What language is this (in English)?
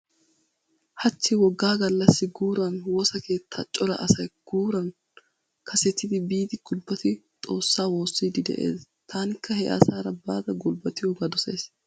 Wolaytta